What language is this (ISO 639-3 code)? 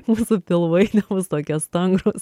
lit